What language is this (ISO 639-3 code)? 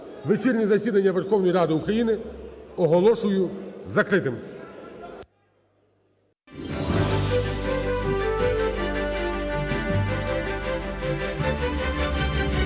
ukr